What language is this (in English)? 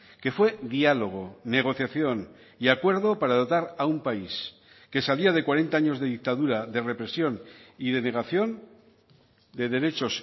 Spanish